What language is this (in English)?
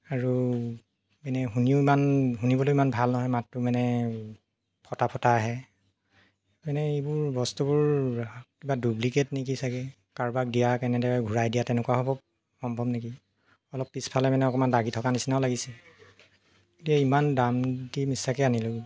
Assamese